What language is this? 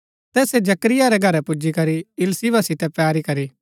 Gaddi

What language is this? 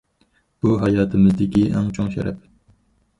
Uyghur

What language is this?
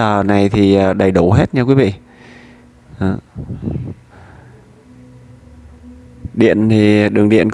Vietnamese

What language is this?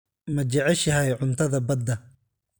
Somali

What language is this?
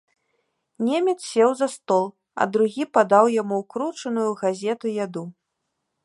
Belarusian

